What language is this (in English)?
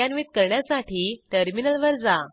Marathi